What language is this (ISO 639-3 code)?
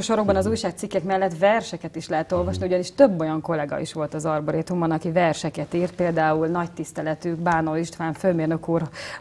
hun